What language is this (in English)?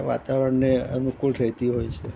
Gujarati